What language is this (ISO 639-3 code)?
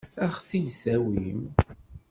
kab